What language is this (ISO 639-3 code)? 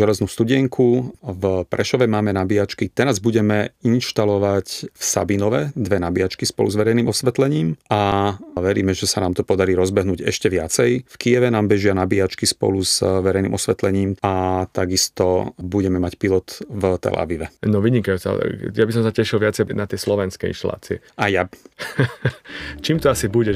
slk